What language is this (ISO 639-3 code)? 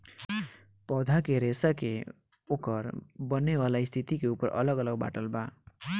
bho